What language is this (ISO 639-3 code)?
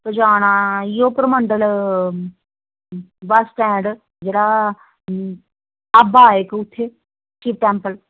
doi